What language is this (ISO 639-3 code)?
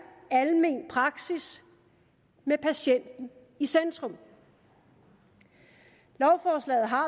dan